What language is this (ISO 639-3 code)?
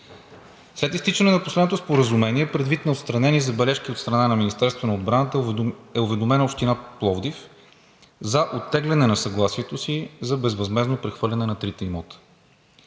bul